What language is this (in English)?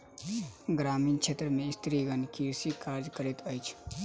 Maithili